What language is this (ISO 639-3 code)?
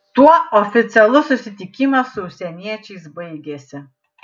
lit